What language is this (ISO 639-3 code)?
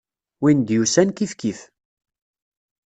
kab